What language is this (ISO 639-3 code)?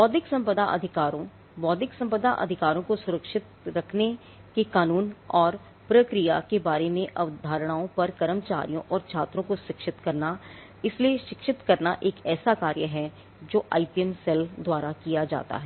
hin